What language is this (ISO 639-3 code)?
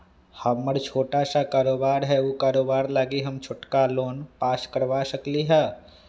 mag